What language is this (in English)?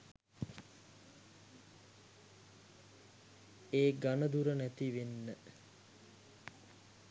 Sinhala